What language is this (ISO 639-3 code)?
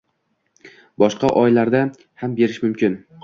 uzb